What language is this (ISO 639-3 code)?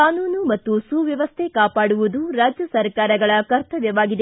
kan